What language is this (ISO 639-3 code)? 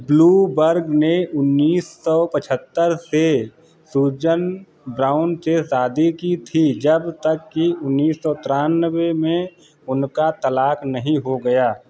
hin